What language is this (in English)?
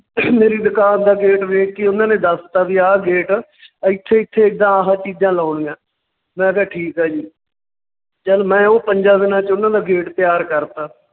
Punjabi